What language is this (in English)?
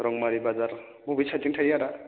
Bodo